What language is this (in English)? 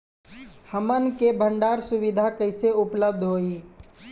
Bhojpuri